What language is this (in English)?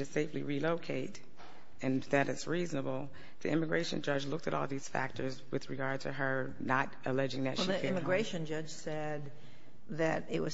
English